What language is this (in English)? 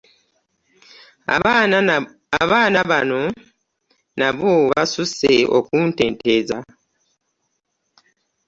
Ganda